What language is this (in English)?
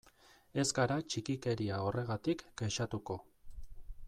Basque